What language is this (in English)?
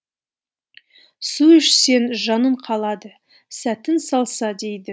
Kazakh